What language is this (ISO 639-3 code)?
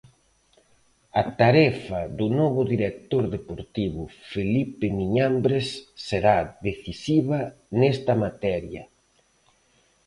glg